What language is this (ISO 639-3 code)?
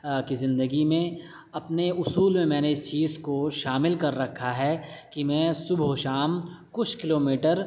urd